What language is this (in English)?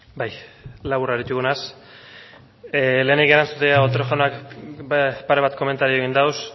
Basque